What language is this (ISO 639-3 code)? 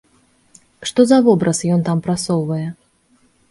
bel